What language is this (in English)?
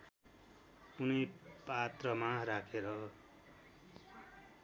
Nepali